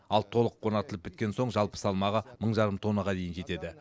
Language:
Kazakh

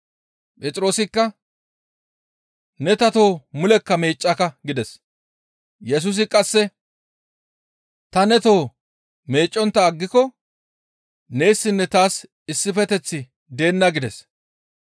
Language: Gamo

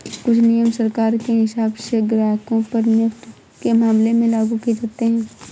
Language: Hindi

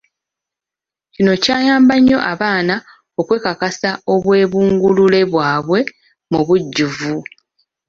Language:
Ganda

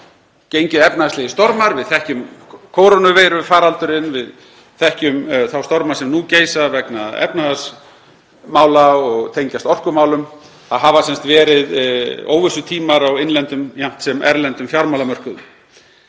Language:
Icelandic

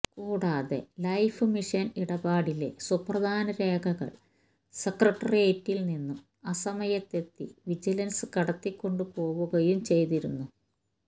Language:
Malayalam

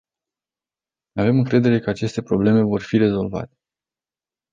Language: Romanian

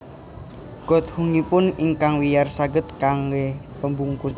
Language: Javanese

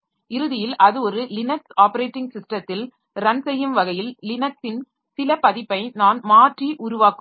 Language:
Tamil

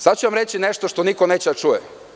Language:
Serbian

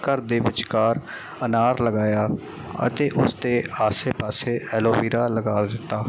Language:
Punjabi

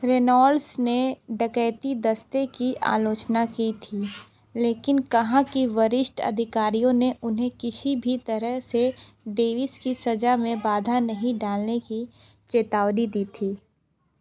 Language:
Hindi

